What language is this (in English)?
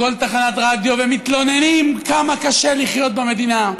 Hebrew